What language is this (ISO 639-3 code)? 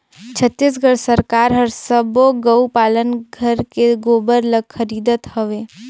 hne